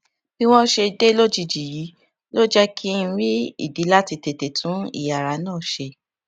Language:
Yoruba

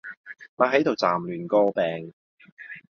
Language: Cantonese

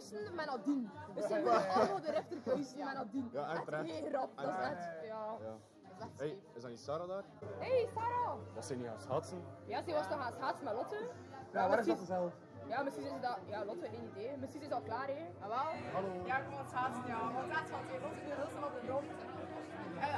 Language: Dutch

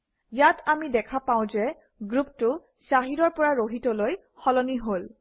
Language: Assamese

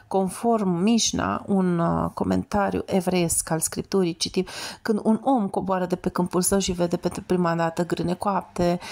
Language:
Romanian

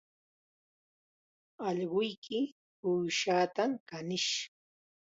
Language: Chiquián Ancash Quechua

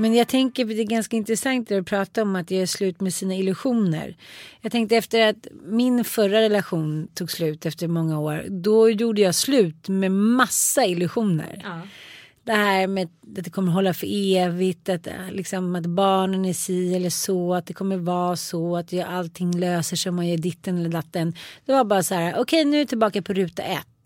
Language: Swedish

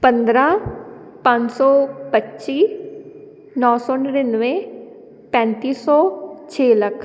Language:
Punjabi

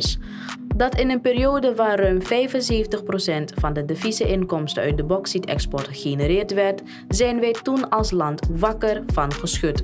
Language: Dutch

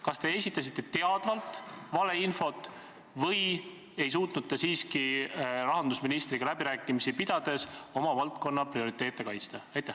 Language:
Estonian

